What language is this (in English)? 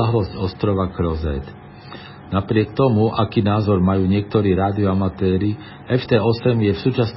Slovak